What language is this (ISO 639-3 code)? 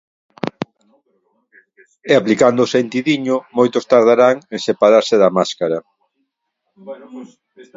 glg